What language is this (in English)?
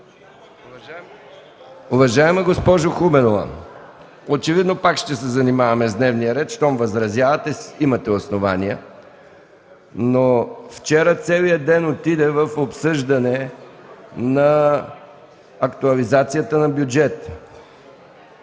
Bulgarian